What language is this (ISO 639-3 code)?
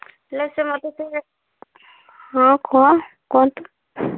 ori